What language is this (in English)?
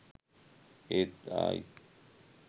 Sinhala